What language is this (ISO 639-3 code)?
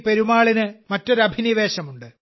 mal